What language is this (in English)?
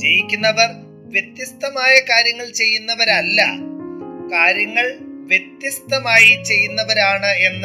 Malayalam